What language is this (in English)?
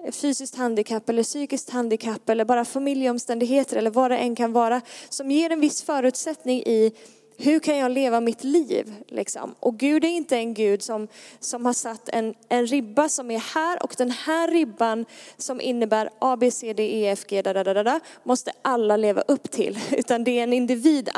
Swedish